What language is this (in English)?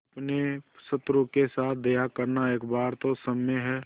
Hindi